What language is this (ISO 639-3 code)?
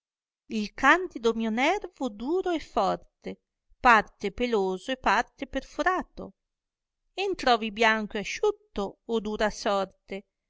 ita